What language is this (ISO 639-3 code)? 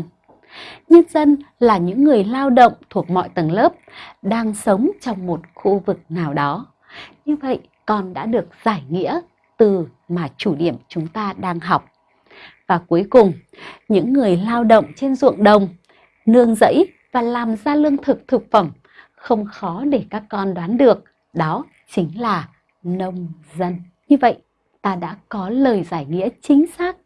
vie